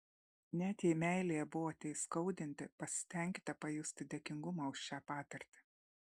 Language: Lithuanian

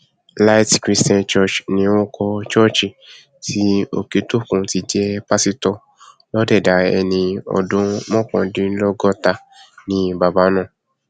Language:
Yoruba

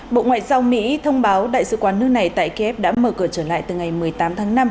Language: Vietnamese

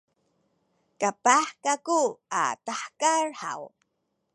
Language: Sakizaya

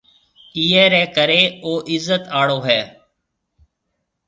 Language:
Marwari (Pakistan)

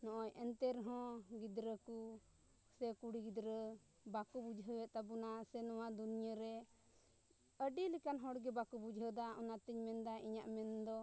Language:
Santali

